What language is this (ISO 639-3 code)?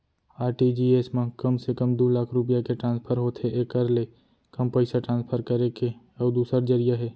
hne